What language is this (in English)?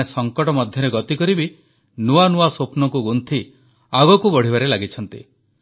Odia